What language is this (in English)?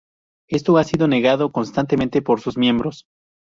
Spanish